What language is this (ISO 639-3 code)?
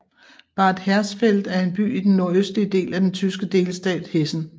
dan